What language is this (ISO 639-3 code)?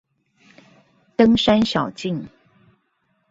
zho